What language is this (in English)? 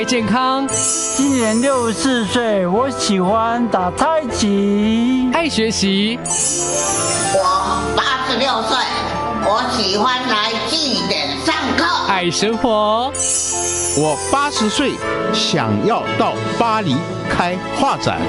Chinese